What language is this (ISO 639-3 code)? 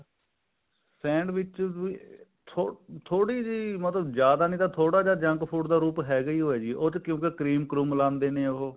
pan